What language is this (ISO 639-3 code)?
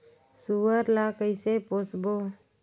hne